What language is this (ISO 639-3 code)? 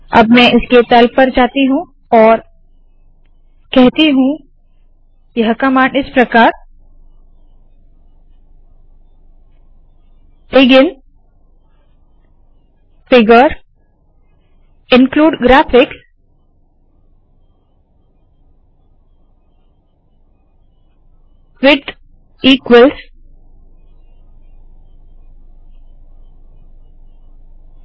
hin